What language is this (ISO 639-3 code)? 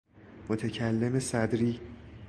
fas